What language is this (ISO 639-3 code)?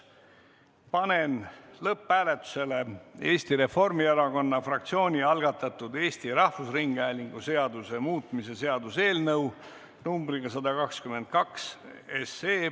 est